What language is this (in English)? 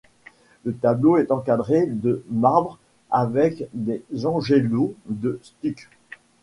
French